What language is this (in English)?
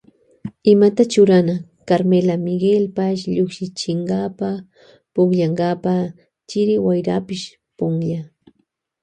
Loja Highland Quichua